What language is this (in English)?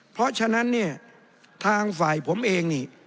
Thai